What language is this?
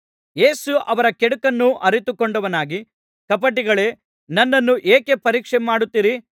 Kannada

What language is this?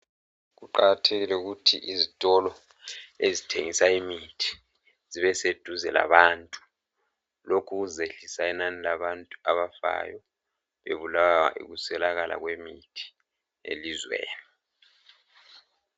North Ndebele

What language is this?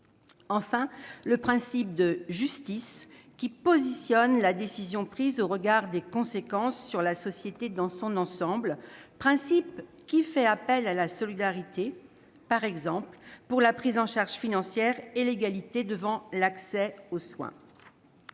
French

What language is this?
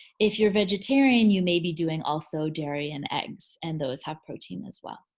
English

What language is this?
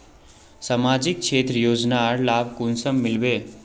Magahi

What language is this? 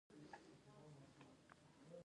Pashto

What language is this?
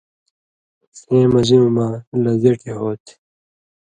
Indus Kohistani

